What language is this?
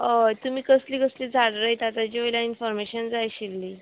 Konkani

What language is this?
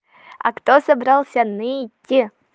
Russian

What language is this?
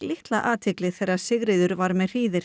Icelandic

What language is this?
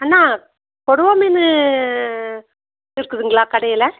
Tamil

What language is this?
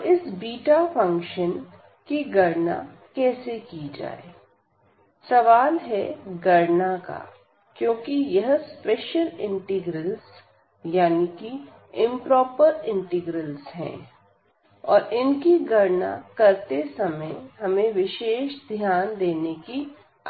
Hindi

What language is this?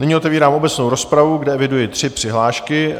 Czech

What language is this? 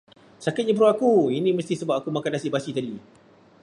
Malay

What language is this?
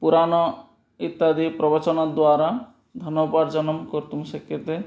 Sanskrit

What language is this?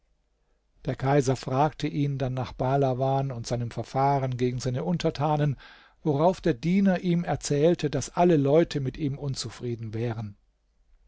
German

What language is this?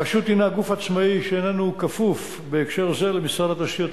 Hebrew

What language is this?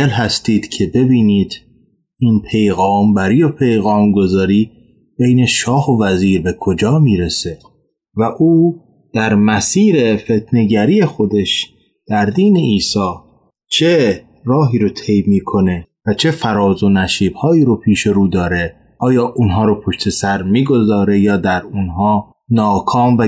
Persian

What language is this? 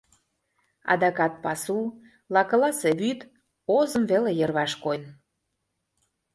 Mari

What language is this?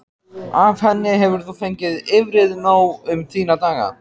Icelandic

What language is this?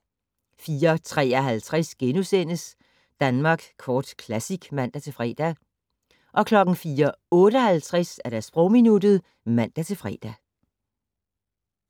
Danish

